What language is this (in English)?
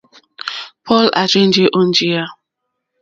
Mokpwe